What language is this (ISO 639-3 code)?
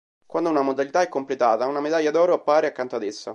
ita